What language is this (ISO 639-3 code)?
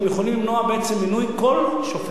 heb